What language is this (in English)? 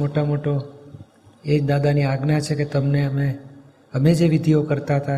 Gujarati